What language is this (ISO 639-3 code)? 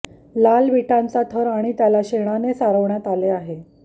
mar